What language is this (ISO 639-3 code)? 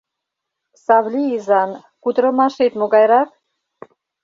chm